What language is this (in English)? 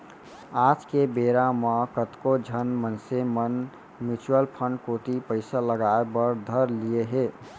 Chhattisgarhi